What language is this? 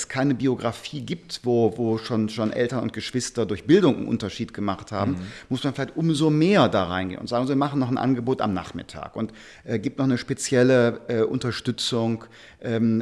German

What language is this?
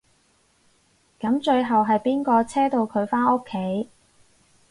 Cantonese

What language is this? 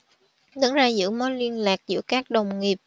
Vietnamese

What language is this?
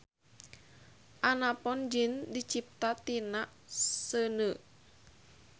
Sundanese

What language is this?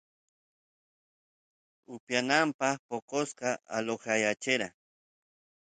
Santiago del Estero Quichua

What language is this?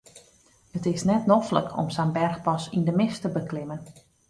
Western Frisian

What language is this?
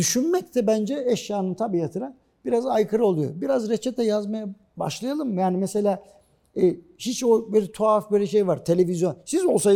Turkish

